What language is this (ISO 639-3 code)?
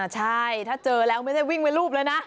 tha